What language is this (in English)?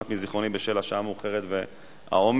Hebrew